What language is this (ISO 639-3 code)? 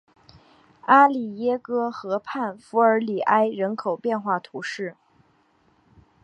zho